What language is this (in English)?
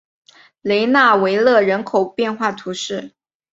Chinese